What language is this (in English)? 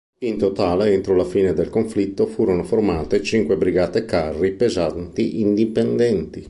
Italian